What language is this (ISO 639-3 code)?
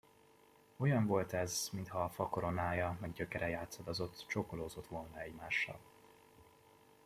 hun